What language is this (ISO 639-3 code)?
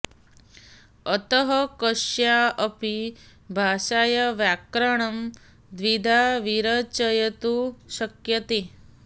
san